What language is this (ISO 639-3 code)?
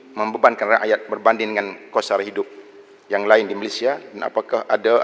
msa